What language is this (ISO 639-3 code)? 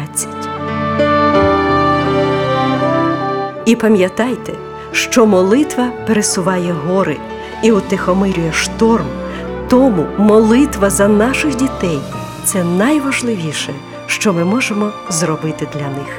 ukr